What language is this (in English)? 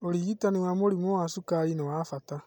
Kikuyu